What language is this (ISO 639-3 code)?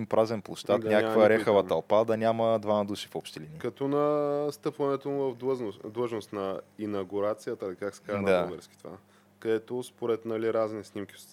bul